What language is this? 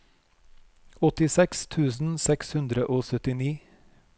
Norwegian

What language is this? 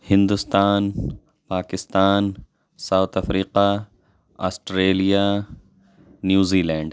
Urdu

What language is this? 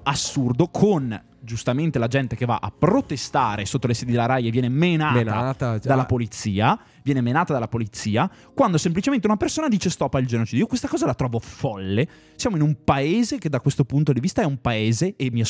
Italian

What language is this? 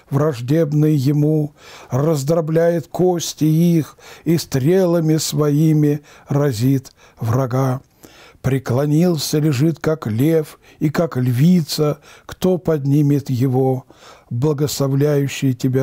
Russian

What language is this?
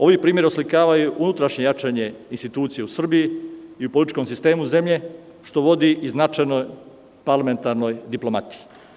Serbian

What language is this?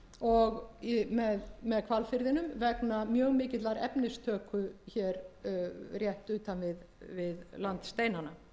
Icelandic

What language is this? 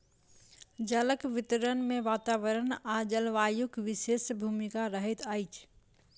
Maithili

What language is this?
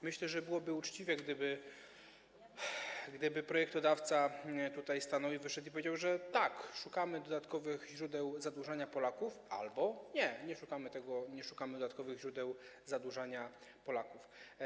Polish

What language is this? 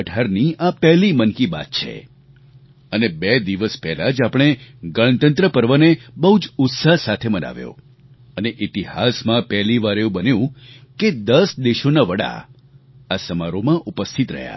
Gujarati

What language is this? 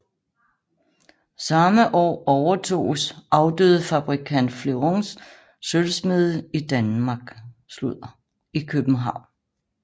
Danish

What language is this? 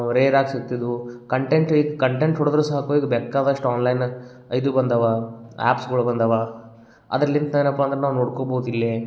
Kannada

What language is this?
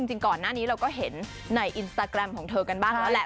Thai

